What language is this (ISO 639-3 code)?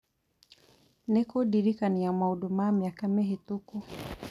kik